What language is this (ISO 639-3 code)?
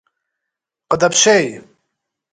kbd